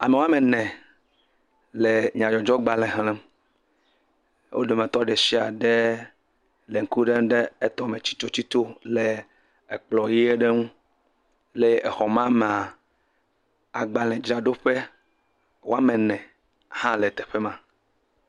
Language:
Ewe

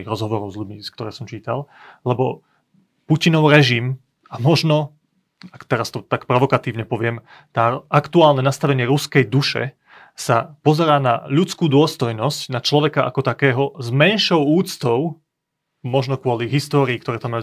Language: Slovak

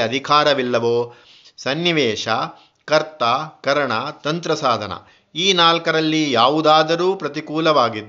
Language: Kannada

